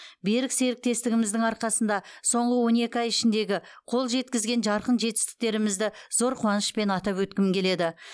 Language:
Kazakh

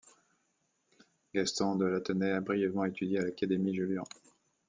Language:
French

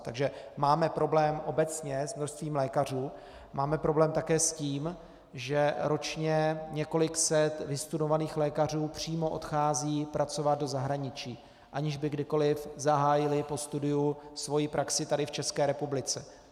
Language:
Czech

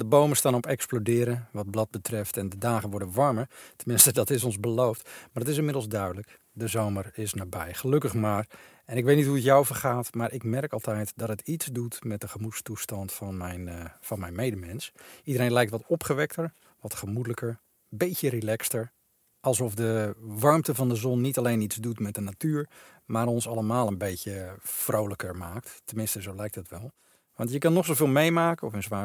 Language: Dutch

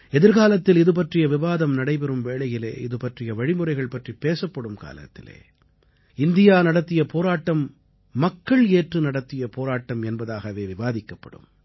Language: Tamil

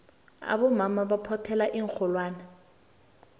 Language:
South Ndebele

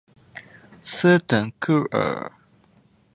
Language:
Chinese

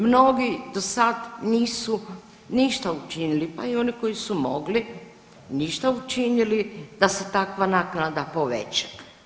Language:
Croatian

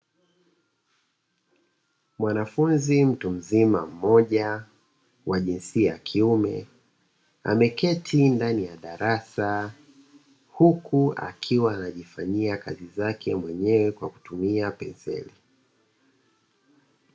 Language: Swahili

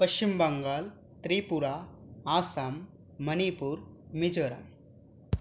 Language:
Sanskrit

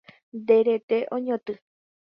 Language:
Guarani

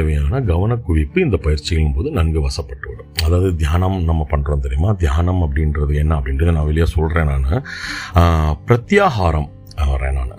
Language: Tamil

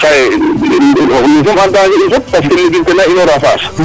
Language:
Serer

